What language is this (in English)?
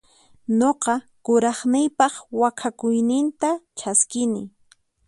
Puno Quechua